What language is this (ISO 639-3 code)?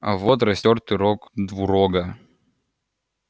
rus